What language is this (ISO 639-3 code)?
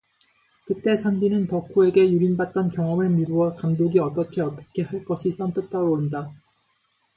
kor